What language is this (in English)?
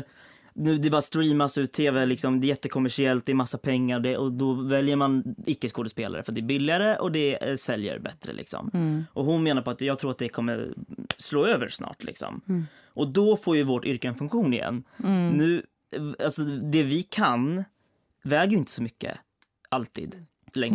Swedish